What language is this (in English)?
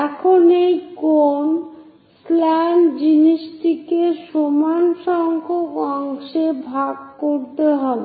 Bangla